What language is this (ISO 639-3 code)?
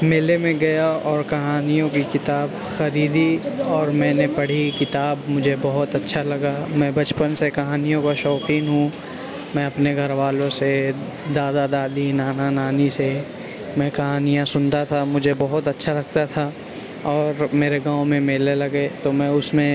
urd